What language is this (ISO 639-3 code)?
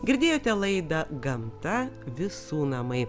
lit